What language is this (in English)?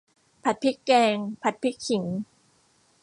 Thai